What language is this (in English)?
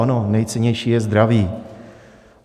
Czech